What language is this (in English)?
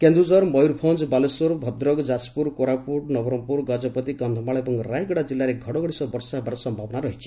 Odia